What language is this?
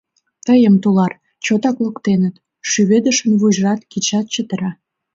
Mari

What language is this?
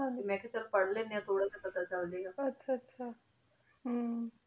Punjabi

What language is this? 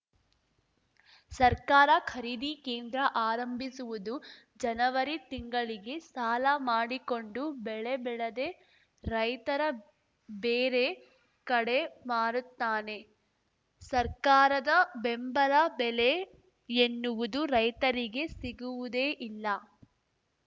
Kannada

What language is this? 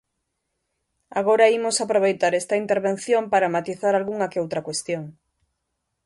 Galician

